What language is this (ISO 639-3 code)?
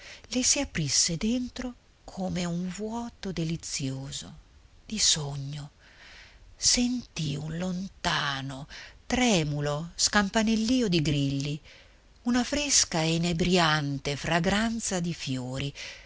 ita